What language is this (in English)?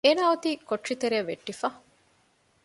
Divehi